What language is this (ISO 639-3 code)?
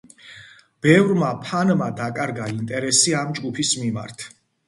kat